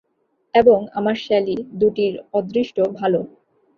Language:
Bangla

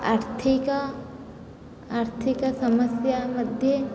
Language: Sanskrit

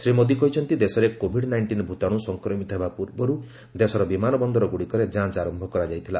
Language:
Odia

